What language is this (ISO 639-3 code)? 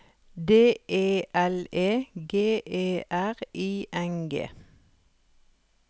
nor